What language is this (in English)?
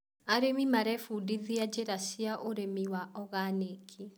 Kikuyu